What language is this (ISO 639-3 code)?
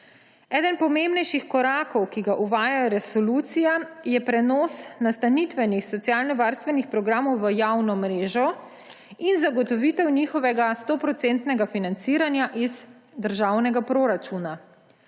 slv